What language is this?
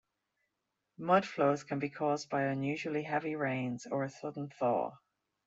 English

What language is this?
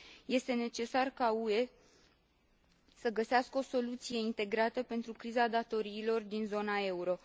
Romanian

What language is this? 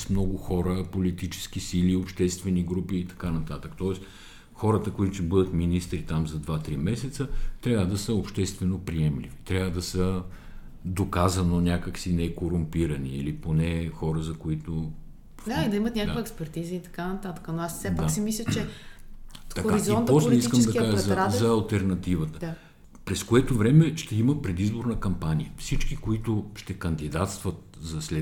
Bulgarian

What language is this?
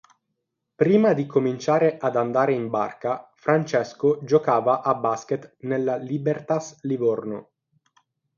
Italian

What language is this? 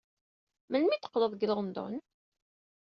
Kabyle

